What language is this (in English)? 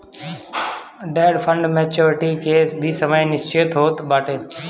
Bhojpuri